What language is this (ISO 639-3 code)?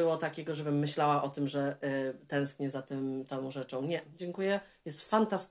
pol